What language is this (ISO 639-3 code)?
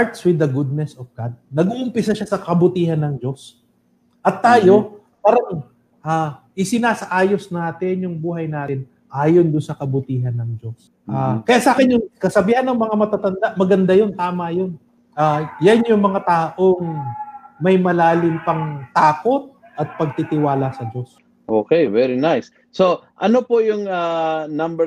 fil